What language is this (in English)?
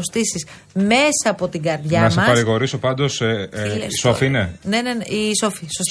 Greek